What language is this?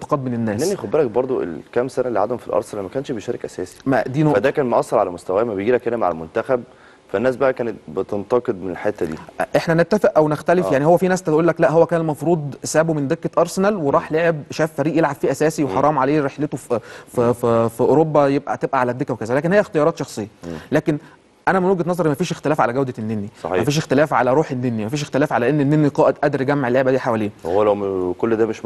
Arabic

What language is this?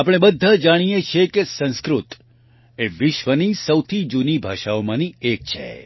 Gujarati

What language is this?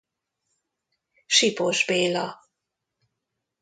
Hungarian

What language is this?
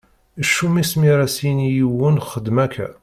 Kabyle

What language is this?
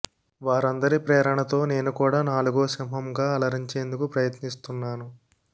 Telugu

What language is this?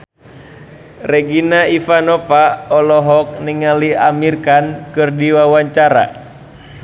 Sundanese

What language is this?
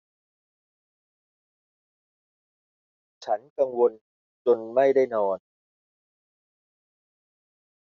Thai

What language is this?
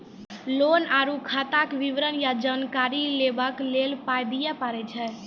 Maithili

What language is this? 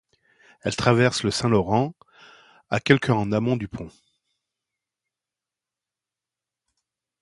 French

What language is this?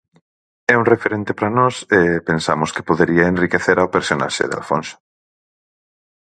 Galician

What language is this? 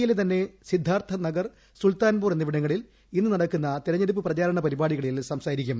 Malayalam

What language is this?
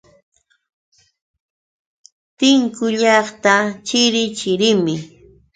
Yauyos Quechua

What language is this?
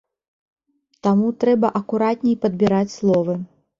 Belarusian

